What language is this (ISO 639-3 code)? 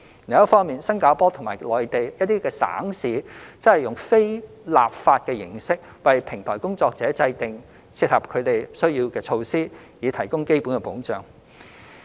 yue